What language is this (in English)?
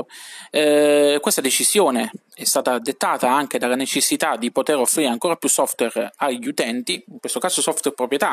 Italian